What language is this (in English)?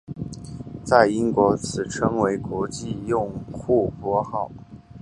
Chinese